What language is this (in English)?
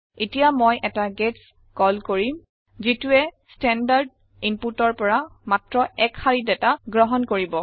Assamese